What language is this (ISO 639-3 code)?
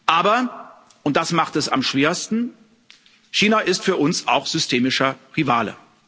deu